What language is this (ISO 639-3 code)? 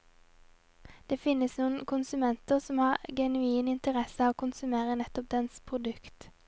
nor